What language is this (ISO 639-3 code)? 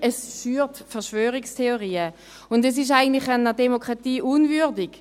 gsw